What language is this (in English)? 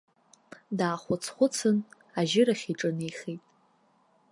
Abkhazian